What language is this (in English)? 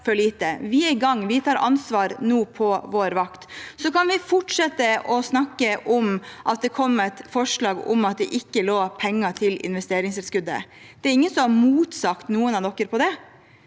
Norwegian